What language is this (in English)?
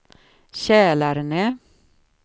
Swedish